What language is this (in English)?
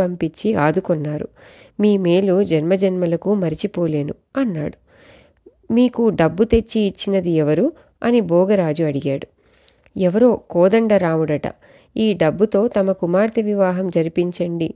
Telugu